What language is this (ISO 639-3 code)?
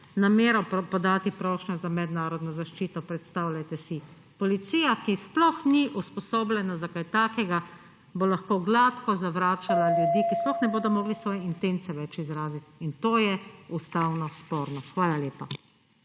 slv